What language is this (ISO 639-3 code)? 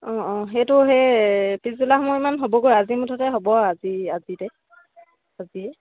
asm